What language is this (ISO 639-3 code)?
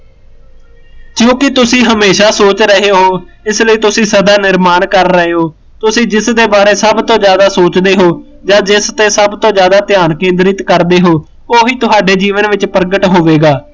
pan